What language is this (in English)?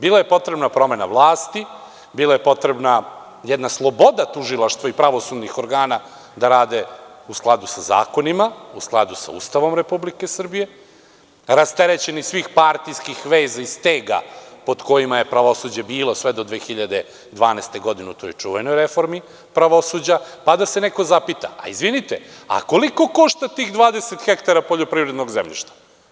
Serbian